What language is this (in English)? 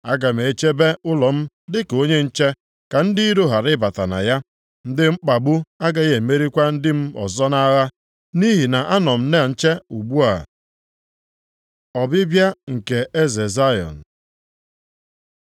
Igbo